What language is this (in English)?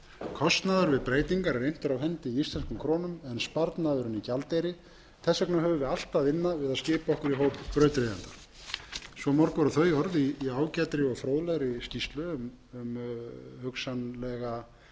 Icelandic